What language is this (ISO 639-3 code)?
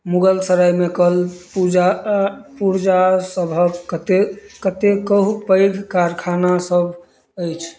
mai